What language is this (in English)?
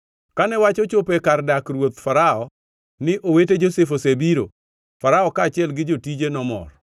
Luo (Kenya and Tanzania)